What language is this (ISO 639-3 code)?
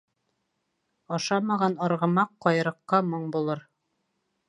bak